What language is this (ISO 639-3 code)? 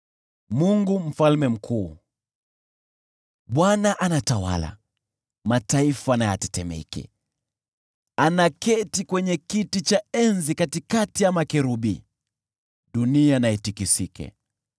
swa